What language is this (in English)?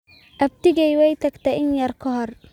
Somali